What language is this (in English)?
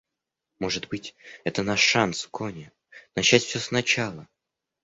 Russian